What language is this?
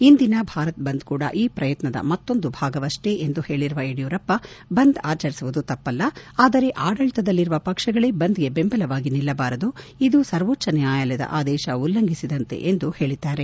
Kannada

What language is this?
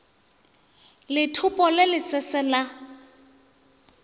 Northern Sotho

